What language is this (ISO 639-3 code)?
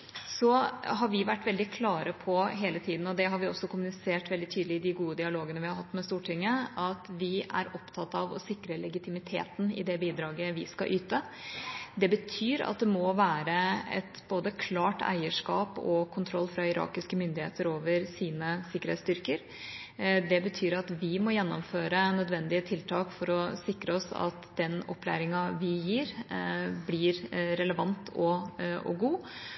nob